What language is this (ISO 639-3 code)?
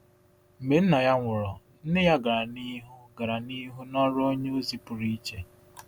ibo